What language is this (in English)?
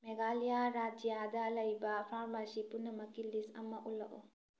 Manipuri